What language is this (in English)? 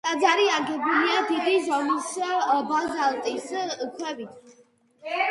Georgian